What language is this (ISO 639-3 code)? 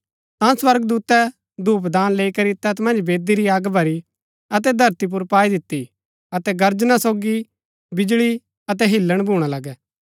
gbk